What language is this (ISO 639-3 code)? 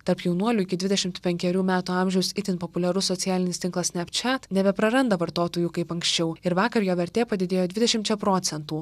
lit